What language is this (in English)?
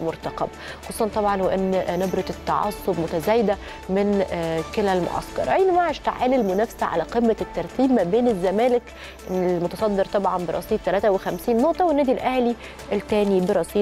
Arabic